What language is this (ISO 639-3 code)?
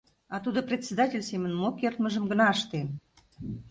chm